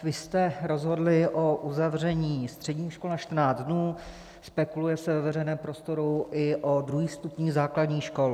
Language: Czech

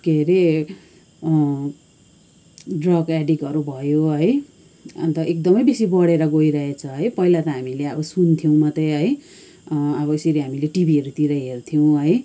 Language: Nepali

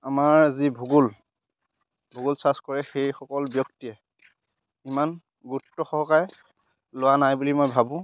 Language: Assamese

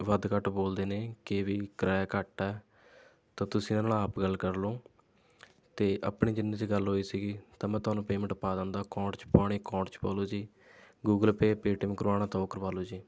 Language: Punjabi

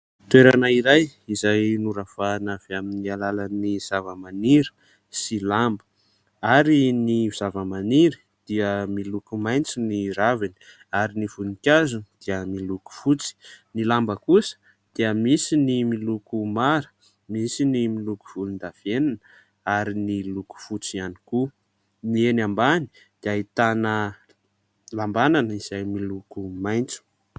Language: Malagasy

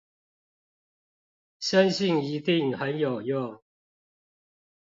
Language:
Chinese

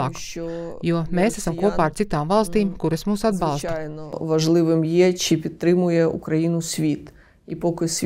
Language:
Latvian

